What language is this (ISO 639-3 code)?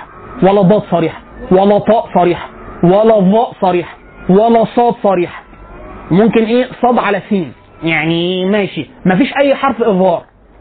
ara